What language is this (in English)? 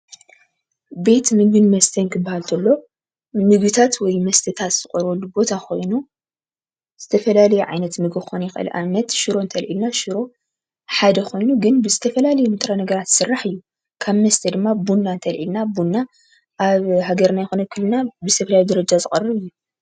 Tigrinya